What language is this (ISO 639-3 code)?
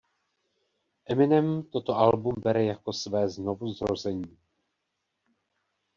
ces